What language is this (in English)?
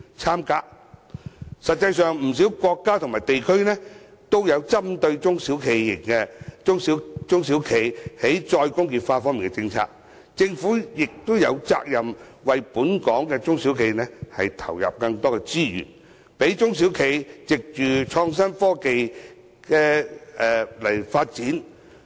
Cantonese